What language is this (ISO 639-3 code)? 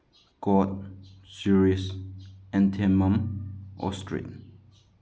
mni